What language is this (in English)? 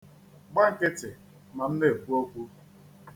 Igbo